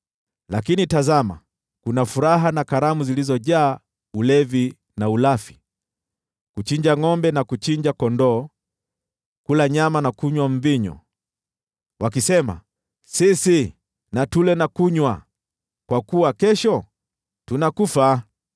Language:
Swahili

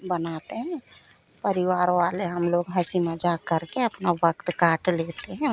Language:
Hindi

